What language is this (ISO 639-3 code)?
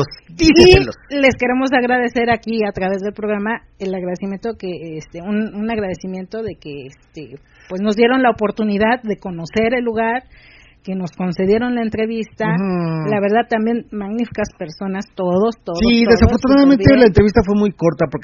spa